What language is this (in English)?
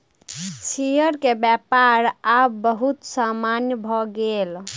Maithili